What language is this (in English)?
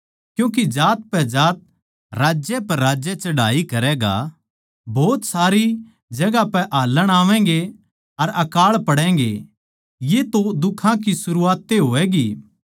Haryanvi